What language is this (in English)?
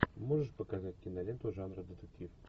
Russian